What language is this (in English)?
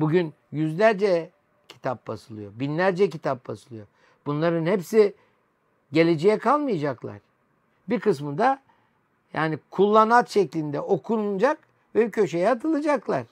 Turkish